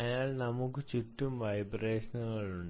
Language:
Malayalam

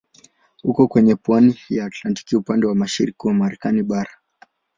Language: Swahili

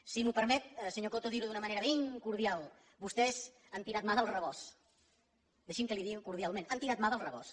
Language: Catalan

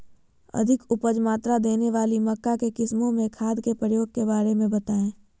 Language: Magahi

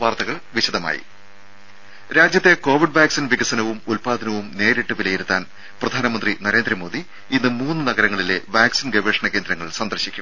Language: Malayalam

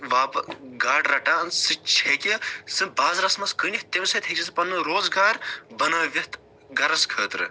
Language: Kashmiri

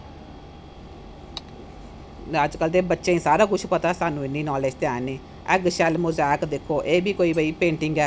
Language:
Dogri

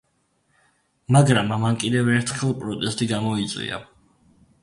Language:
Georgian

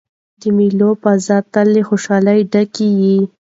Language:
Pashto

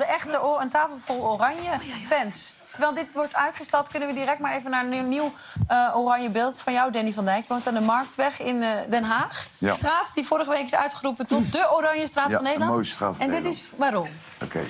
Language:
Dutch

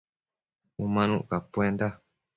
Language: Matsés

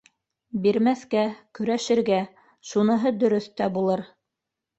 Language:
Bashkir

